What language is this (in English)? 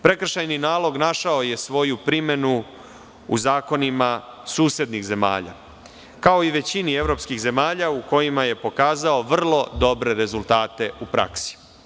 Serbian